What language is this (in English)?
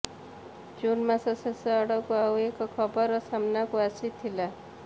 Odia